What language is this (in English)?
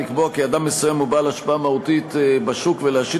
Hebrew